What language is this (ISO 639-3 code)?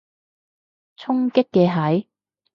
yue